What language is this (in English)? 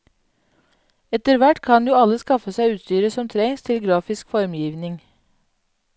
Norwegian